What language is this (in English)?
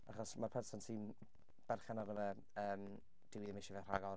Welsh